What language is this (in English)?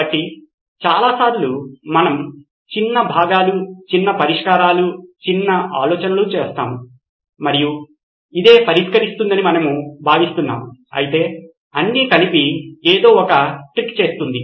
Telugu